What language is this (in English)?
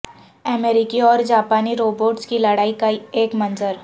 Urdu